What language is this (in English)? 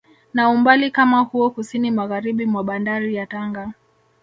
Swahili